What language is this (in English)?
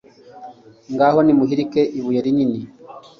Kinyarwanda